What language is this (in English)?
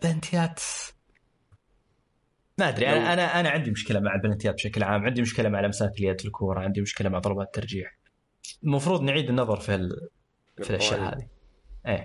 Arabic